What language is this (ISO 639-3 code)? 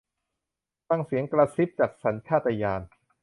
tha